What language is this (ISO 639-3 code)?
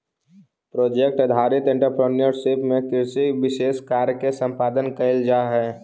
mag